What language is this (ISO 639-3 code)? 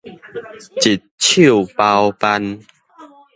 nan